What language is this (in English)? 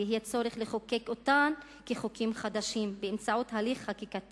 Hebrew